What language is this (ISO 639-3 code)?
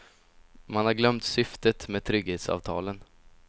swe